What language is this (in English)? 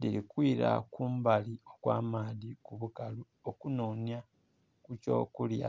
Soga